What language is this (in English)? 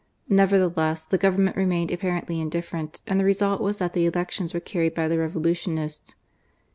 English